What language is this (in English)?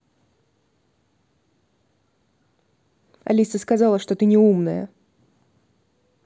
Russian